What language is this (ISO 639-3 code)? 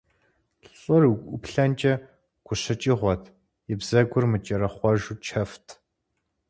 kbd